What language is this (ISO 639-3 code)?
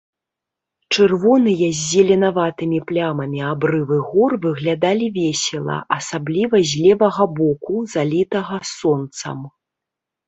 bel